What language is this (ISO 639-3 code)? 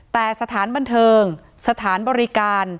tha